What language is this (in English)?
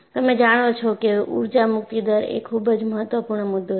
Gujarati